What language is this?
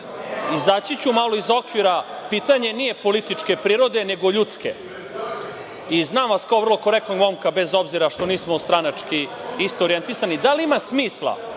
Serbian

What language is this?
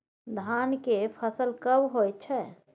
Maithili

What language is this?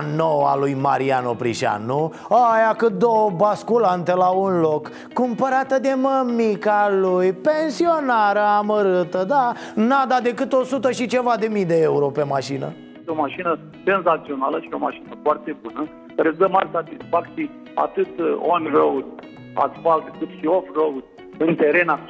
Romanian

